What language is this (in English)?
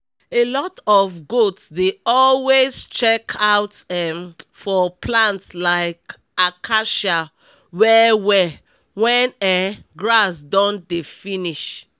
Nigerian Pidgin